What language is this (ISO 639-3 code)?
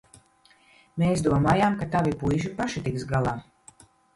lav